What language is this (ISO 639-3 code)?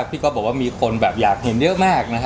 tha